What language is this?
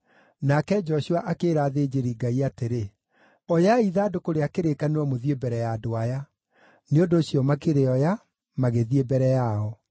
Kikuyu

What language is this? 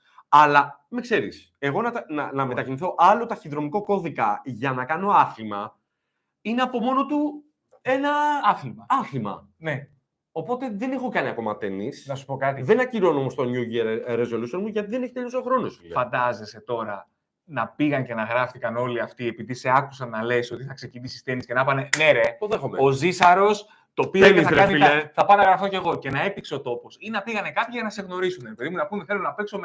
Greek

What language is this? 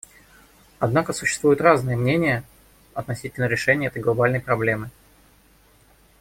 Russian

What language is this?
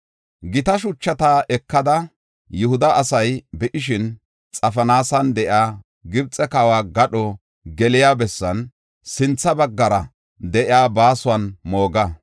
Gofa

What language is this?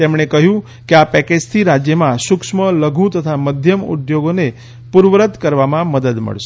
Gujarati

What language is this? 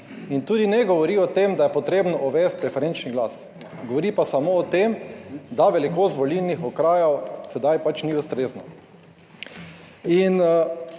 Slovenian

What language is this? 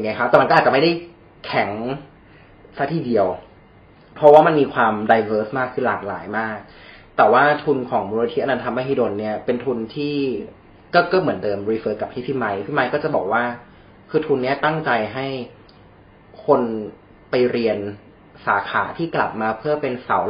Thai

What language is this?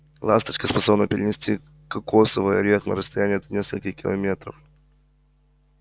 Russian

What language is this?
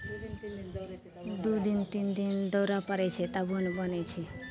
Maithili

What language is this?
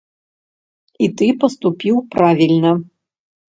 Belarusian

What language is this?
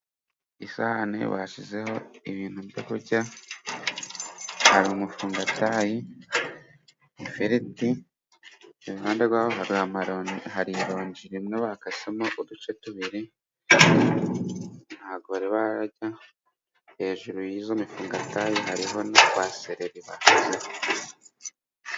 Kinyarwanda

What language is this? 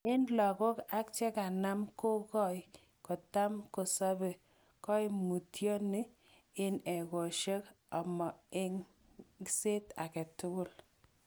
Kalenjin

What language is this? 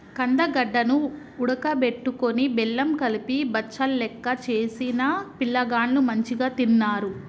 Telugu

